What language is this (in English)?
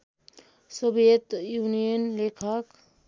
Nepali